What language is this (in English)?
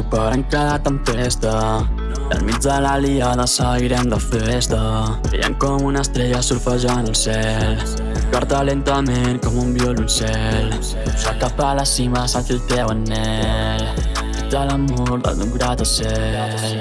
Catalan